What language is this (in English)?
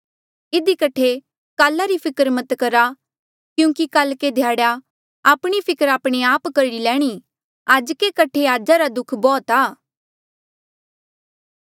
Mandeali